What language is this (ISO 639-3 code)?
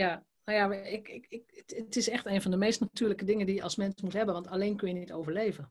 nld